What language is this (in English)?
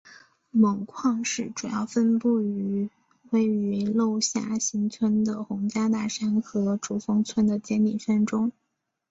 Chinese